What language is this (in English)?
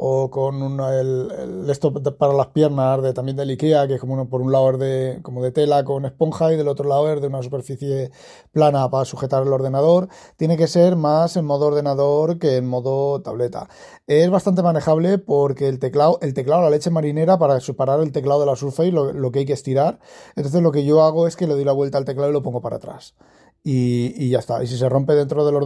Spanish